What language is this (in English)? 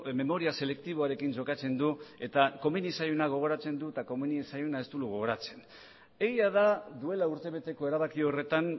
Basque